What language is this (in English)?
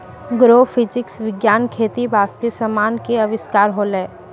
Maithili